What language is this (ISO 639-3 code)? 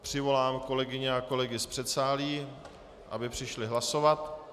ces